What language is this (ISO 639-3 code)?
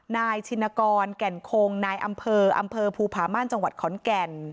tha